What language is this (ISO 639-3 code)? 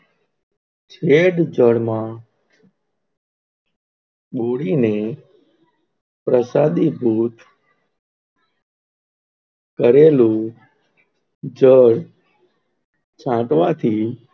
guj